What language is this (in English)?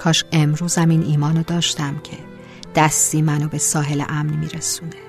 Persian